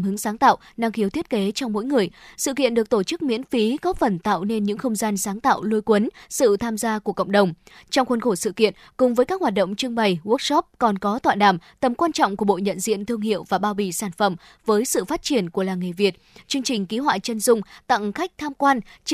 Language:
Vietnamese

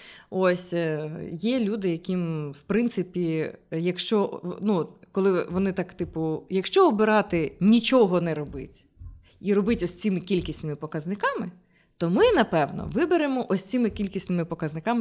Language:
Ukrainian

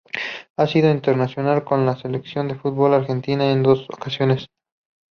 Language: Spanish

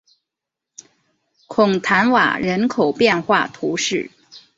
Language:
Chinese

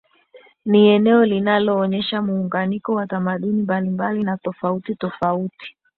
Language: Swahili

